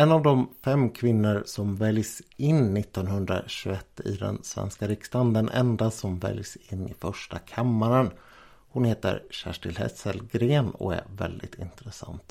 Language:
Swedish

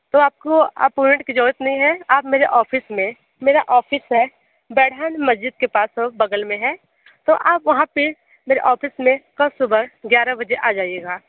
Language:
Hindi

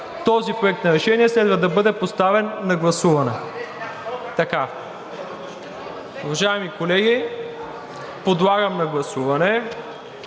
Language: Bulgarian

